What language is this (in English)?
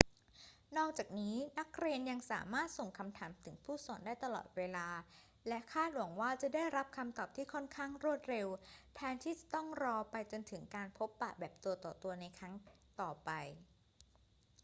Thai